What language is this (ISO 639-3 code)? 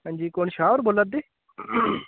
doi